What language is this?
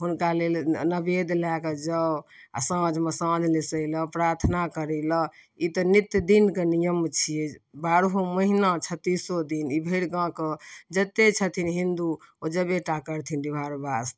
Maithili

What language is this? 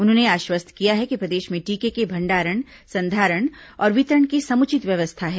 Hindi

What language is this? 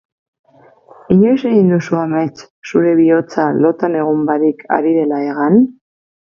Basque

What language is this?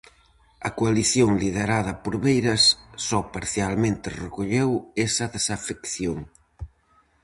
Galician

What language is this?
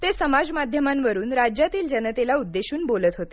Marathi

